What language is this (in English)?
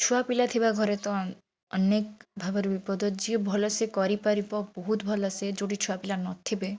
Odia